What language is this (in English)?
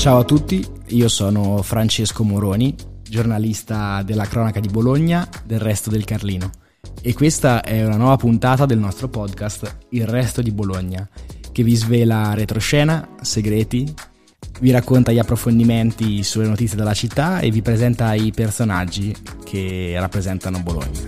Italian